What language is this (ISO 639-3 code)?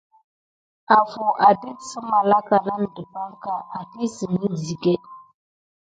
gid